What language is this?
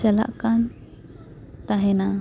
Santali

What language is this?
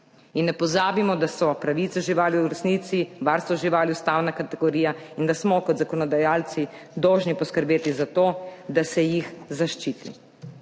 Slovenian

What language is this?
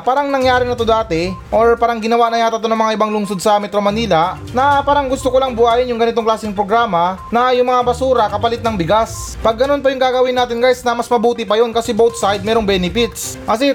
Filipino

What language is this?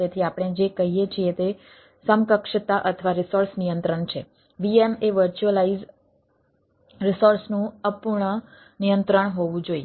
Gujarati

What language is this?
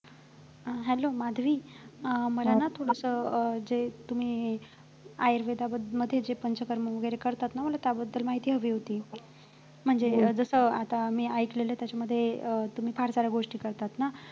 Marathi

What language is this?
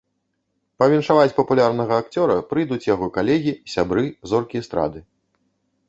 Belarusian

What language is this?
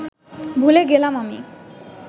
Bangla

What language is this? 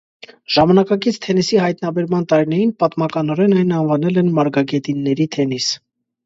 Armenian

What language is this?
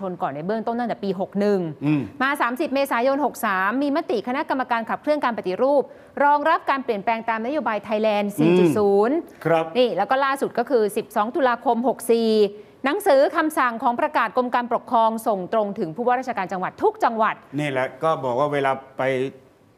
Thai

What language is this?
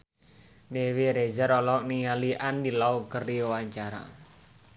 Sundanese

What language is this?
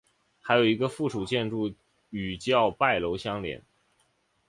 Chinese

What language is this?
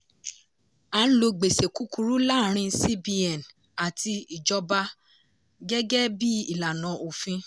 Yoruba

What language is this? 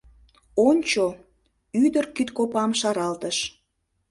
Mari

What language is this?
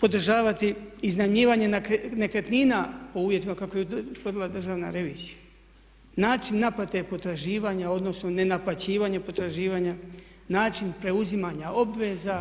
Croatian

